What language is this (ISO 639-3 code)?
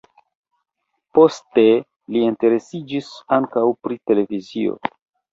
epo